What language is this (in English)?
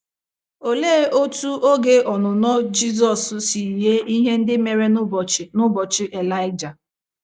Igbo